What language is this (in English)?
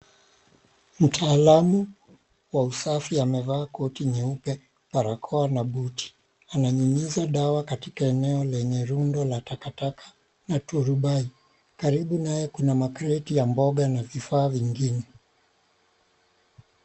Swahili